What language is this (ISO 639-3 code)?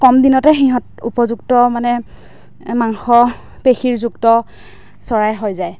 asm